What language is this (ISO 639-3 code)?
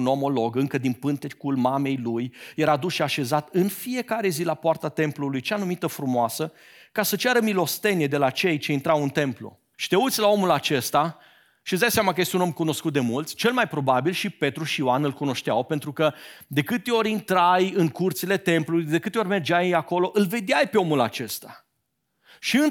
ron